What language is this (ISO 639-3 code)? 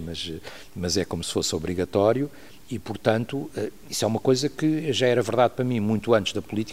por